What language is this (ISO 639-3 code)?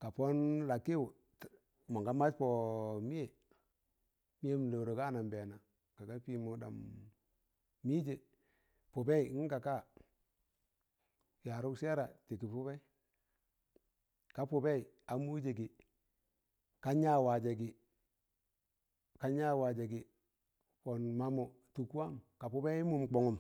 tan